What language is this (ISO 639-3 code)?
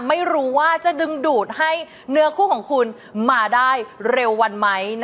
tha